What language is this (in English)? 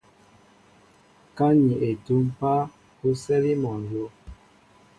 Mbo (Cameroon)